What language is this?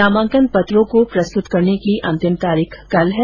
Hindi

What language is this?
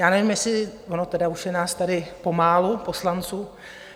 Czech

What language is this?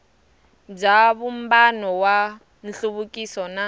Tsonga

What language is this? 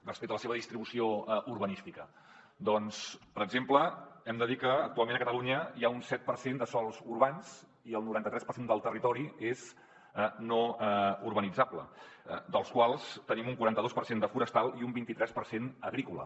Catalan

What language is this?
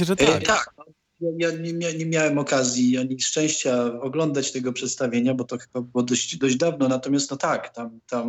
Polish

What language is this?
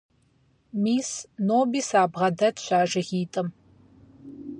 Kabardian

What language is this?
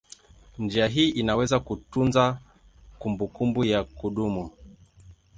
Swahili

